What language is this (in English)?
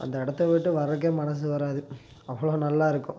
Tamil